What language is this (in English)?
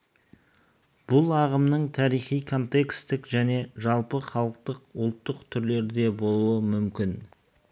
Kazakh